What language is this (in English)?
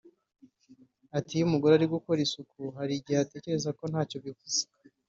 Kinyarwanda